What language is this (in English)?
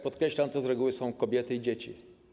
Polish